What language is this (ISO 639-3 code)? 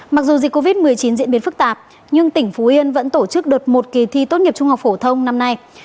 vie